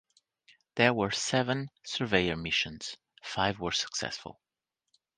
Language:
English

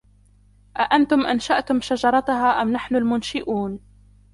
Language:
Arabic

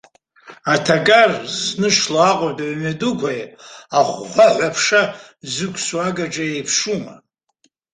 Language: Abkhazian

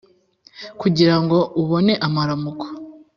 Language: Kinyarwanda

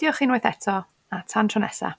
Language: Welsh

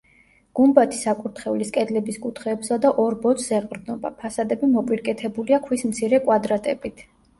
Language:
Georgian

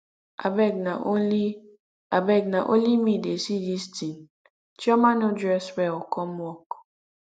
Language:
Nigerian Pidgin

